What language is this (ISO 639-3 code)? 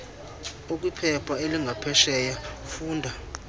xho